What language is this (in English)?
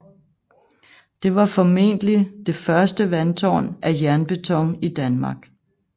Danish